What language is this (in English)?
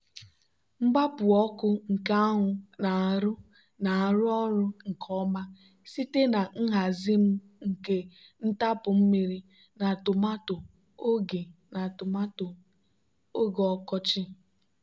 Igbo